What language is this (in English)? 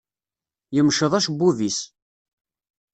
Kabyle